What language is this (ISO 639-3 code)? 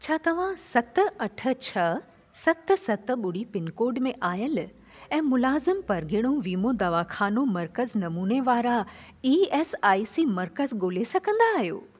snd